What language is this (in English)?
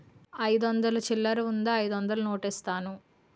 Telugu